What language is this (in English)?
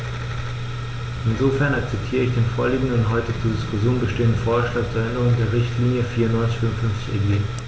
German